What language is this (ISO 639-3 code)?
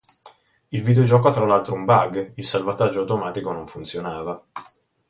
ita